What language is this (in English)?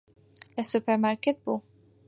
Central Kurdish